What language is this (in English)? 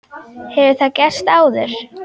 Icelandic